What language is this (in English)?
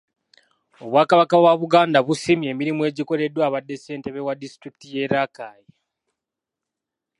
Ganda